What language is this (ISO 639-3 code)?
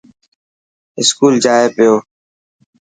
mki